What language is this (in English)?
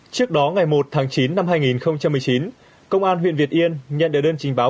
Vietnamese